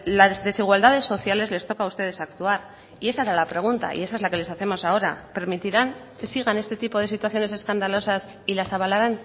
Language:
Spanish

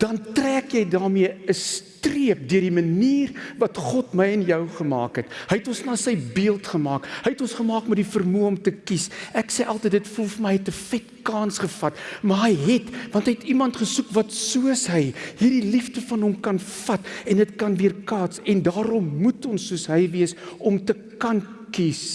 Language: Dutch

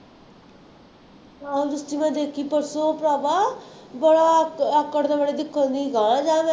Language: Punjabi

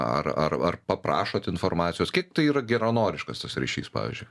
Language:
Lithuanian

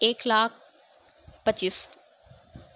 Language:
Urdu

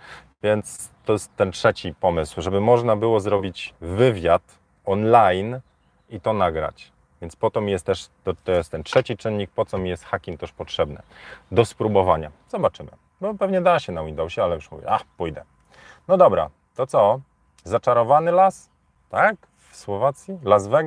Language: Polish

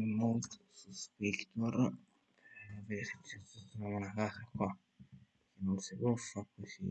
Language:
Italian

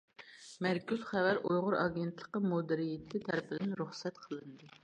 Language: Uyghur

